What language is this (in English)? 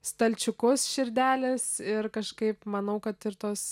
Lithuanian